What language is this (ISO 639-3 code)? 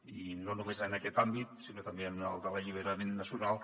cat